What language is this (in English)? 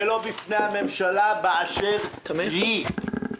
Hebrew